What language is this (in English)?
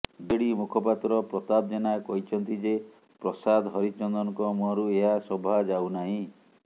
Odia